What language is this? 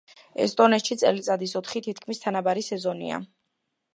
Georgian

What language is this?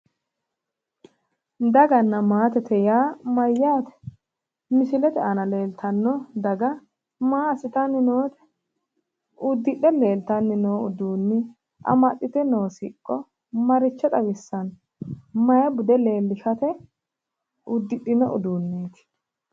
Sidamo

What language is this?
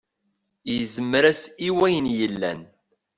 Kabyle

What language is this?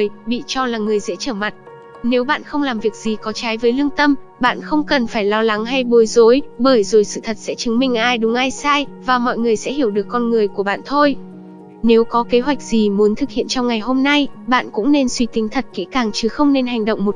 Vietnamese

